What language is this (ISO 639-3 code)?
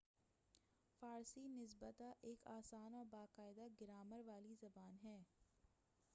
urd